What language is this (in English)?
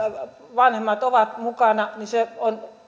Finnish